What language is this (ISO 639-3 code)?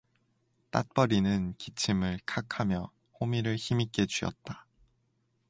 kor